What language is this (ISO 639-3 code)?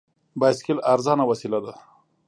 pus